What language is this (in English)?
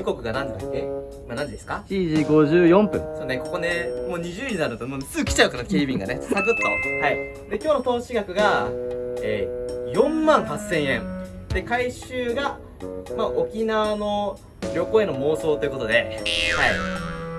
Japanese